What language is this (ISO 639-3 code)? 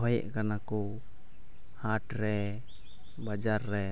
sat